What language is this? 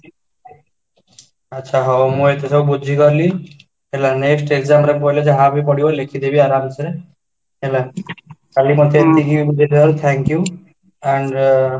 Odia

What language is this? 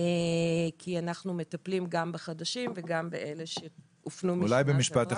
Hebrew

